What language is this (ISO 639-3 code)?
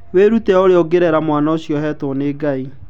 kik